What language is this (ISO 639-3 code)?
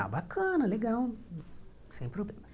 por